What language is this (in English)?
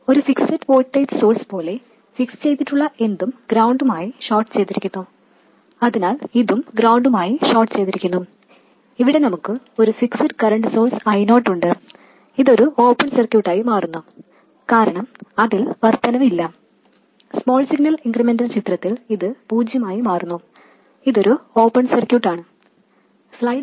Malayalam